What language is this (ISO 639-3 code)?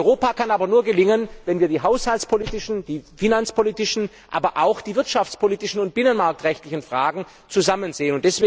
deu